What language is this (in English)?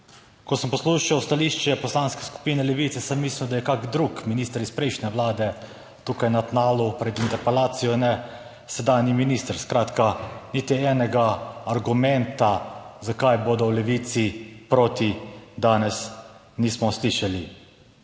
Slovenian